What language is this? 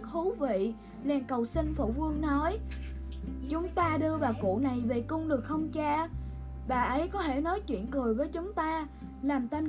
Vietnamese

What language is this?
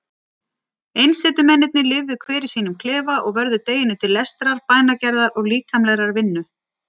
Icelandic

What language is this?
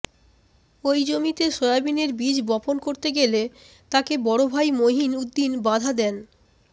Bangla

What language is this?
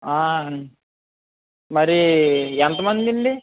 Telugu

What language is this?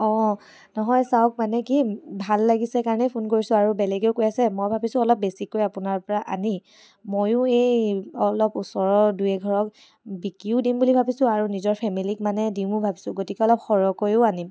Assamese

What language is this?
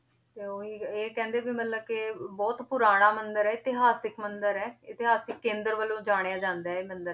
Punjabi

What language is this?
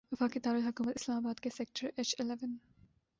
Urdu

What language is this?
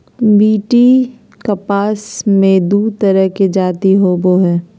Magahi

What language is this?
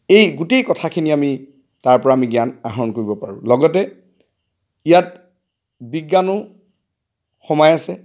Assamese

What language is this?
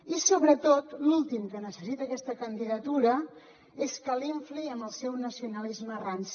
Catalan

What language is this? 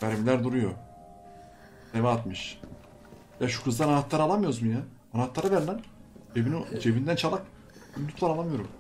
Turkish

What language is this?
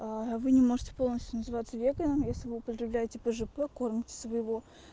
Russian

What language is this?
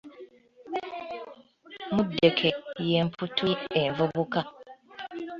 Ganda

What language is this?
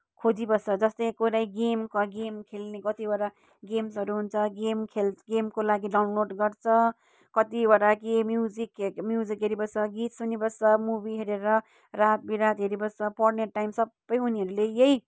Nepali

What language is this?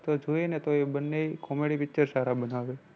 Gujarati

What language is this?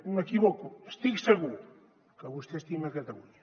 Catalan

